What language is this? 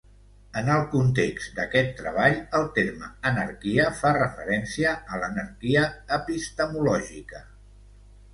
Catalan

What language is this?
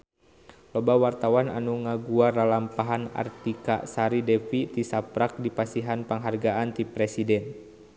Sundanese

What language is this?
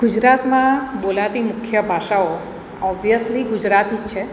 Gujarati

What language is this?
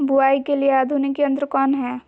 Magahi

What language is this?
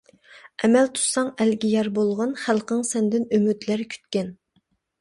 Uyghur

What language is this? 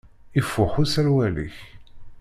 Kabyle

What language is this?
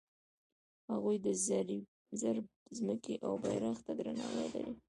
Pashto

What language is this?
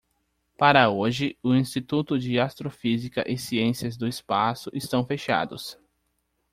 Portuguese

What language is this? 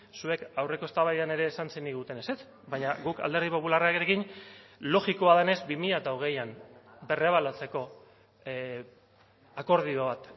Basque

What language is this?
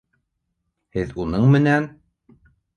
Bashkir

